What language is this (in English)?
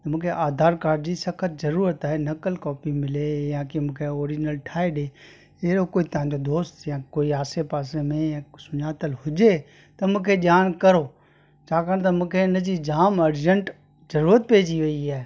Sindhi